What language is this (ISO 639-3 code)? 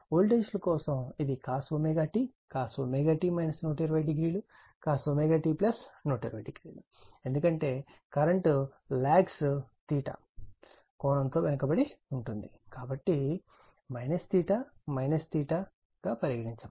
tel